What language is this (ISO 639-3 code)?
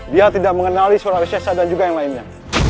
ind